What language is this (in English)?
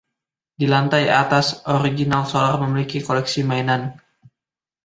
Indonesian